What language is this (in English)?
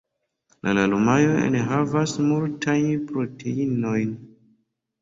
Esperanto